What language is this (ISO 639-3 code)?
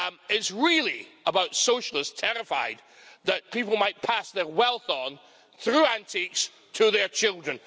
eng